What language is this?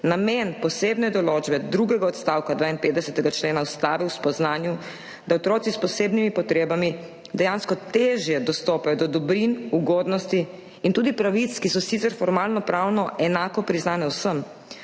Slovenian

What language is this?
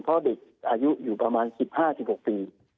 Thai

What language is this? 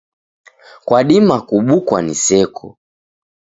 Taita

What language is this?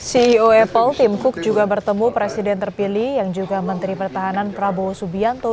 Indonesian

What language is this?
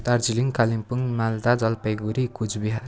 Nepali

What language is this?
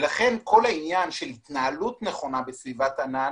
Hebrew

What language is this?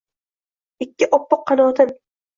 Uzbek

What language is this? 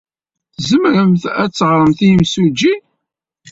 Kabyle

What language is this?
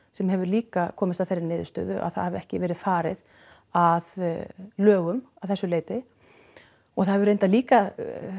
Icelandic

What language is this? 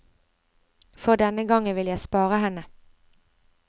Norwegian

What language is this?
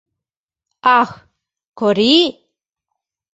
Mari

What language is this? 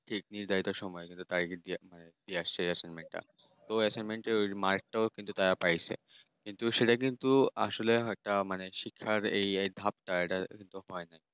Bangla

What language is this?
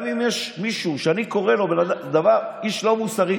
Hebrew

